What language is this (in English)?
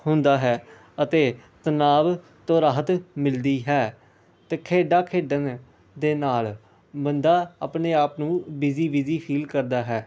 Punjabi